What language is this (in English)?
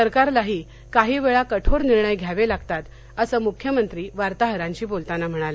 Marathi